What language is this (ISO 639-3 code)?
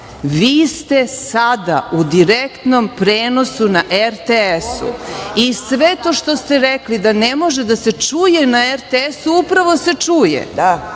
srp